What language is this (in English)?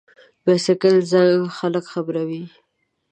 Pashto